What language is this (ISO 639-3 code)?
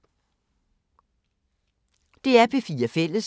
dan